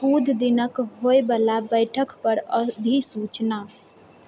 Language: Maithili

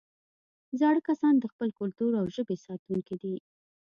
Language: Pashto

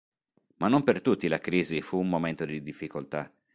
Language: Italian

